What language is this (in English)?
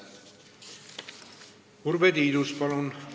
Estonian